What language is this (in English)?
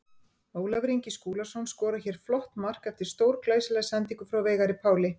Icelandic